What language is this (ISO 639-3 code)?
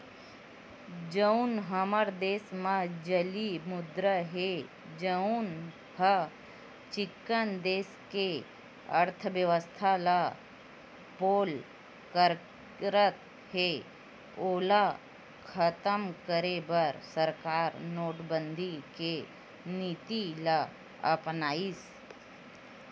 hne